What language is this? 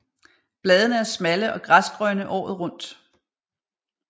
Danish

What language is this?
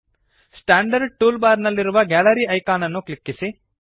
Kannada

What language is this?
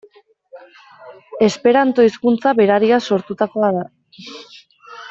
Basque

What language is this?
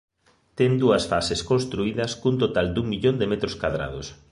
Galician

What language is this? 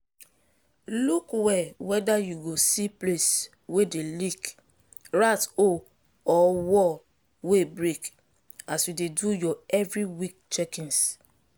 Nigerian Pidgin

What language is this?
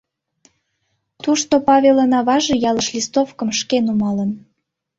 Mari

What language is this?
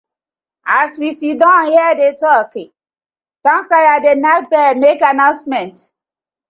Nigerian Pidgin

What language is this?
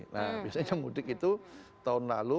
Indonesian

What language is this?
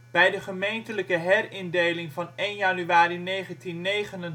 Dutch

